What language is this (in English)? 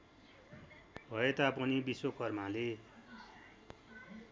Nepali